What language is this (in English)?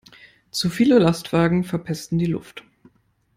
German